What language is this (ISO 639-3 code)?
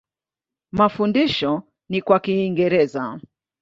swa